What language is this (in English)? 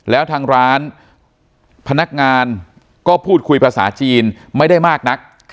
Thai